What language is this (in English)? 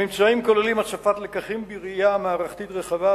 Hebrew